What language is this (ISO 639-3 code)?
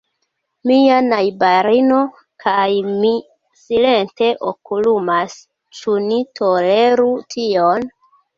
epo